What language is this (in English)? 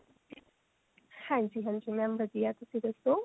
Punjabi